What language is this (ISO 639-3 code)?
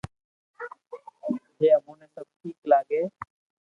lrk